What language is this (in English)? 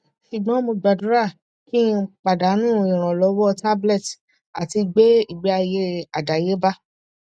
Yoruba